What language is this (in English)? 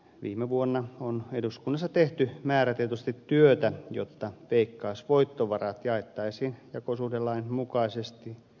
Finnish